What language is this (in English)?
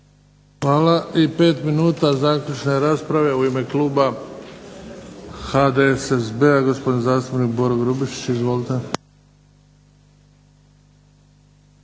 Croatian